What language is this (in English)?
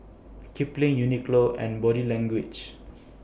English